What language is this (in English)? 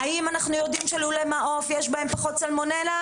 Hebrew